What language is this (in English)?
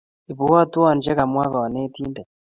Kalenjin